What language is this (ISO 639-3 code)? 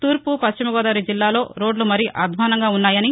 tel